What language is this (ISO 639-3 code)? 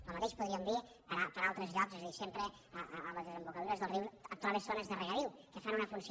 cat